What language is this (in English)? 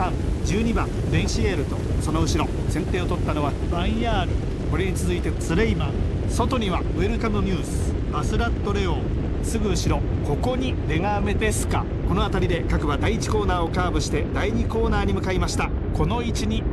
Japanese